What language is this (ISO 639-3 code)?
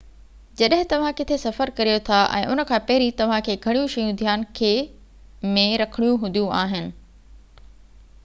snd